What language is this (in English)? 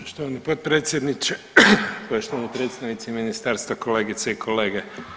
Croatian